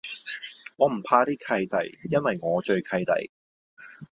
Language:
Cantonese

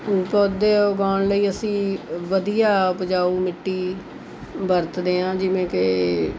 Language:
Punjabi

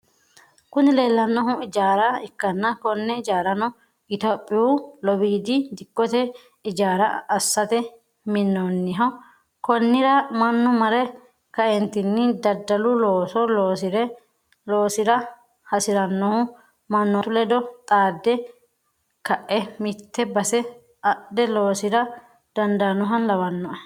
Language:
Sidamo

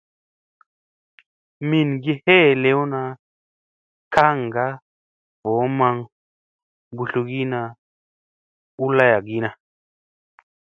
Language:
Musey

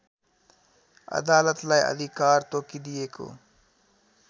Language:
Nepali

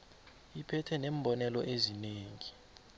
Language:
South Ndebele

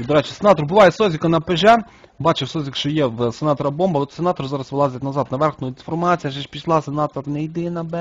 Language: Ukrainian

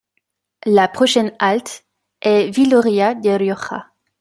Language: French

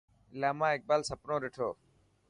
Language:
Dhatki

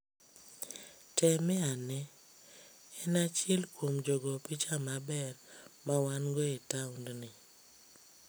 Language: Luo (Kenya and Tanzania)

